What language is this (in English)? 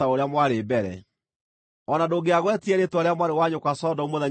Kikuyu